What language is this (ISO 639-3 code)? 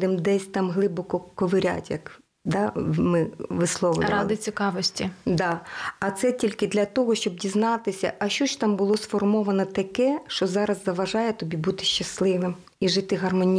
ukr